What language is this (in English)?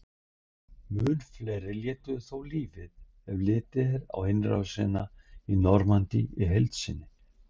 Icelandic